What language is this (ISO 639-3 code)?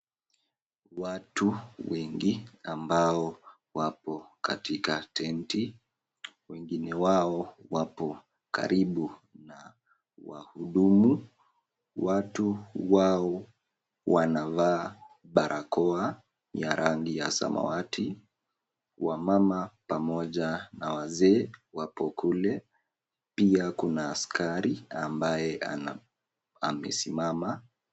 swa